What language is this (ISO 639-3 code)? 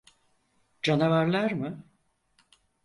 tur